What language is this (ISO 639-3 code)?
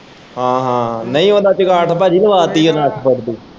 pan